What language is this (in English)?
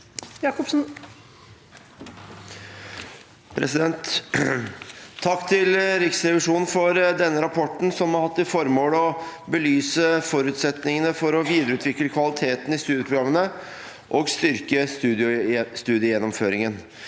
Norwegian